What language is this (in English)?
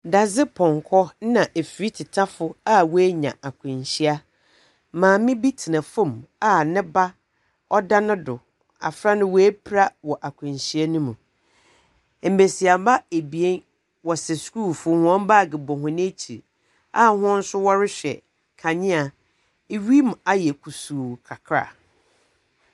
Akan